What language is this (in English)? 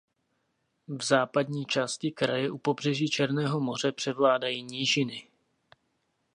Czech